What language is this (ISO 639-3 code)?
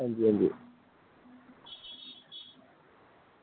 doi